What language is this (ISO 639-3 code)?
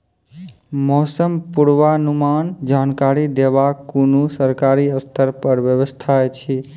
mai